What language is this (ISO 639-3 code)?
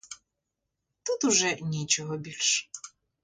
ukr